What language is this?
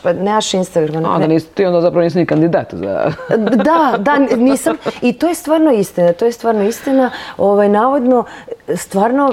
Croatian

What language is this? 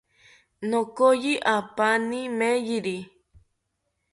South Ucayali Ashéninka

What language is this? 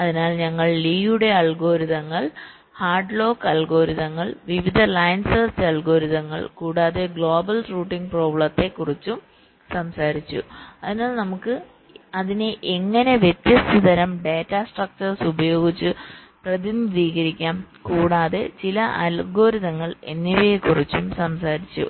Malayalam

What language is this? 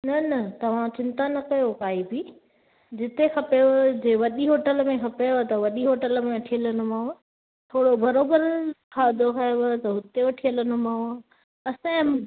Sindhi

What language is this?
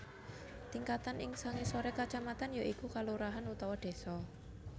Javanese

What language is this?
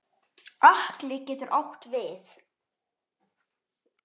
Icelandic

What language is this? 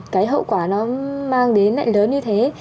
Vietnamese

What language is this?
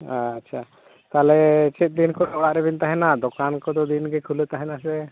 Santali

